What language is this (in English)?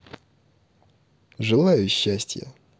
Russian